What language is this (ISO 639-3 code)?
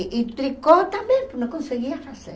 por